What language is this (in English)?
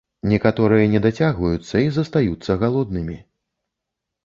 Belarusian